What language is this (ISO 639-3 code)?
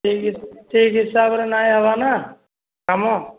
ori